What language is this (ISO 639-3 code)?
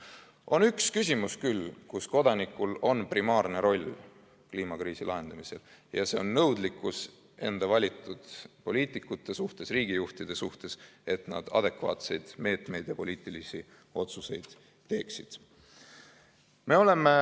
est